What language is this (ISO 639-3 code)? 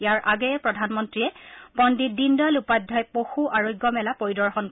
asm